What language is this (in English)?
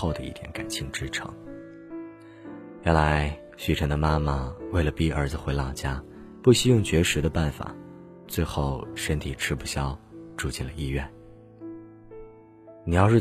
Chinese